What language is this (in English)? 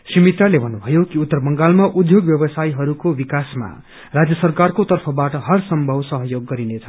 Nepali